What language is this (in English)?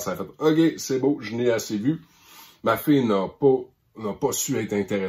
French